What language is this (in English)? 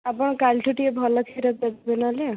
Odia